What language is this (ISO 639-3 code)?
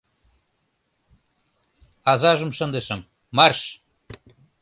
chm